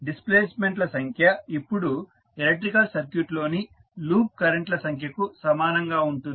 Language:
Telugu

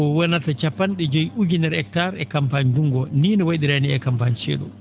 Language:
Fula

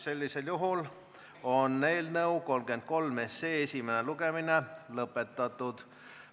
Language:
Estonian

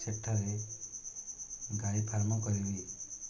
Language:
Odia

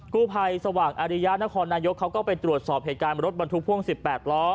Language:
Thai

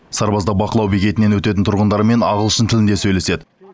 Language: Kazakh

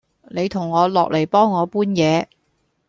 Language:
Cantonese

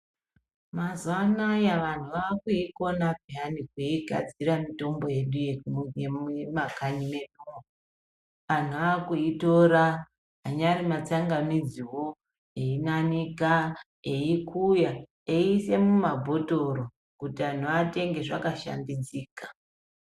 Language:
Ndau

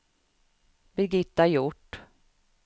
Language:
Swedish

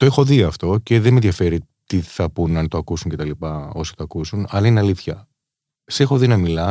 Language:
Greek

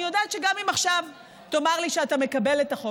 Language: Hebrew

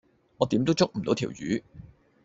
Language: Cantonese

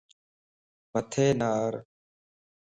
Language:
Lasi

